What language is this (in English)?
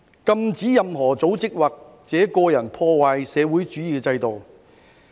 Cantonese